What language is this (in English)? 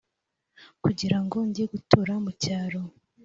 Kinyarwanda